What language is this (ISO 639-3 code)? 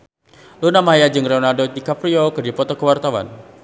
sun